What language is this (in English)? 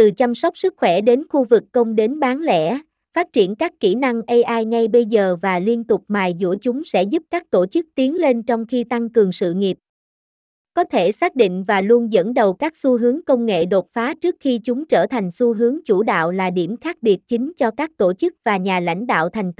Vietnamese